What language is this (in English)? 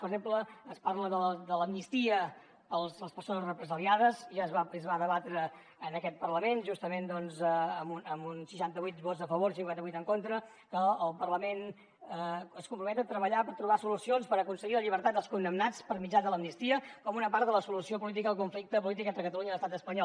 Catalan